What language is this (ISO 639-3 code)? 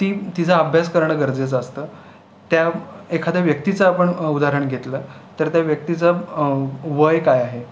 mar